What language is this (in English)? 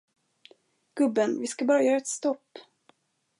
Swedish